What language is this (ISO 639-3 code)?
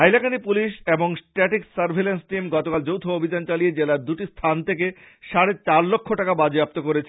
ben